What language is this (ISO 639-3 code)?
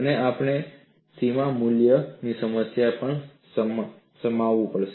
guj